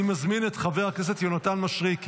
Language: Hebrew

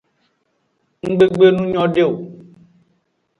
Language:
Aja (Benin)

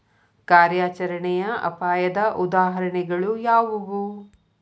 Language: Kannada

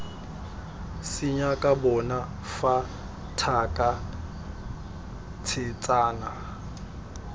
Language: Tswana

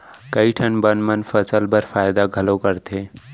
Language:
Chhattisgarhi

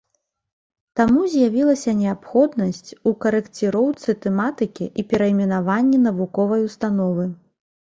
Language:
Belarusian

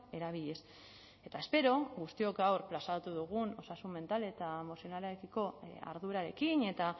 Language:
Basque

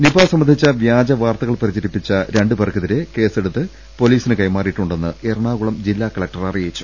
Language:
Malayalam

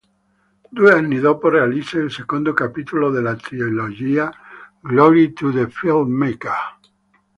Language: Italian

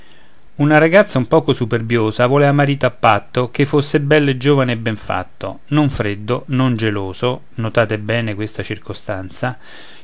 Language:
Italian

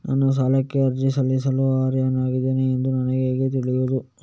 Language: Kannada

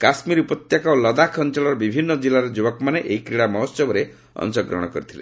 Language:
Odia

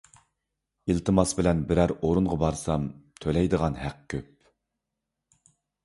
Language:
Uyghur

